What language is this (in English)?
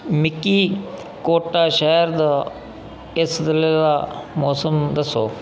Dogri